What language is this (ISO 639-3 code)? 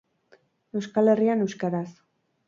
eus